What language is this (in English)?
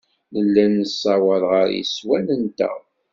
Kabyle